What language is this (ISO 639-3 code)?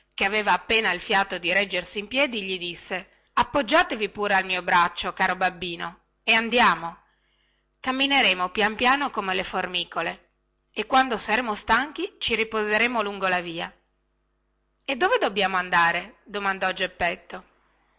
ita